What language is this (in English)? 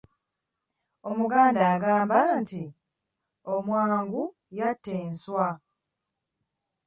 Ganda